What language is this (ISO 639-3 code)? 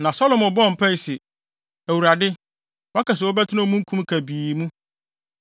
aka